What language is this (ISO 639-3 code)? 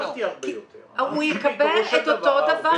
heb